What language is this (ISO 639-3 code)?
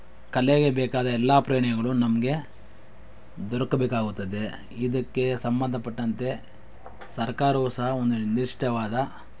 kan